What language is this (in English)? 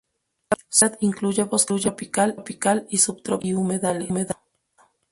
Spanish